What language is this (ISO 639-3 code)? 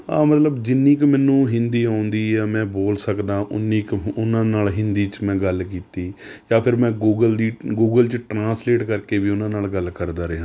pan